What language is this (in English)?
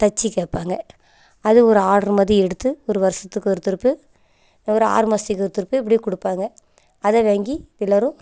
Tamil